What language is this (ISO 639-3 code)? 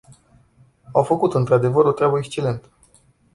ron